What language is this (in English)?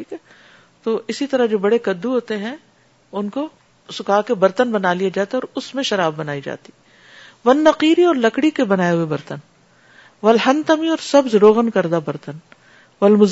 Urdu